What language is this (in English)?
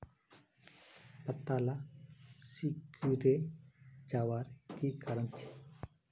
Magahi